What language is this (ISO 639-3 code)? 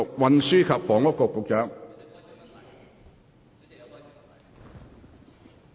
yue